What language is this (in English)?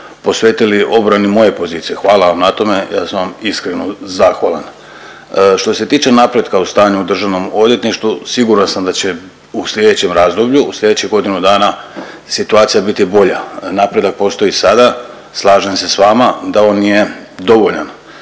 Croatian